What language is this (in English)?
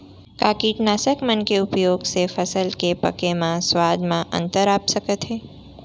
Chhattisgarhi